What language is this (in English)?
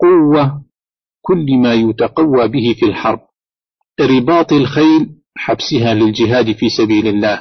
Arabic